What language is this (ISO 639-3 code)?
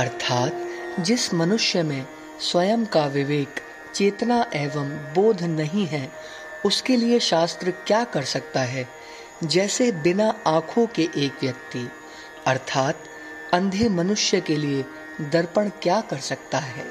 hin